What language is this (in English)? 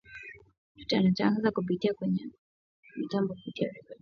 Swahili